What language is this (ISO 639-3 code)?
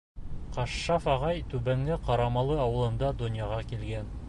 bak